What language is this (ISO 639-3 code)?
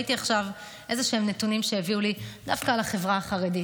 heb